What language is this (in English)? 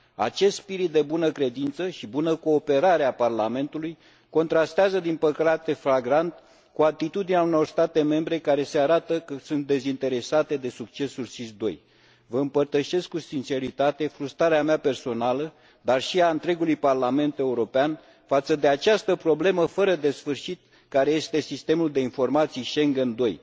Romanian